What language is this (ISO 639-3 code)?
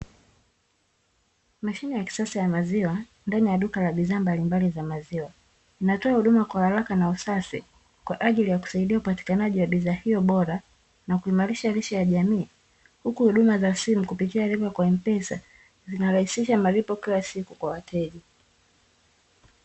swa